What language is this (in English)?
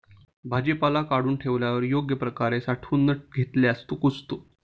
Marathi